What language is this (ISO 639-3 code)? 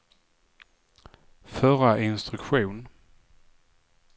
swe